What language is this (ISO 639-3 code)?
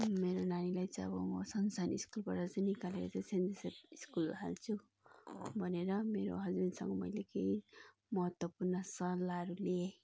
nep